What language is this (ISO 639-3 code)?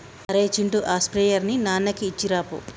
tel